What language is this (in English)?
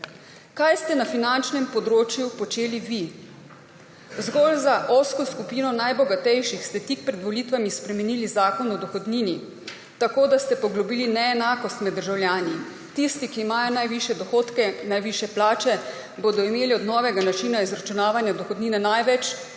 Slovenian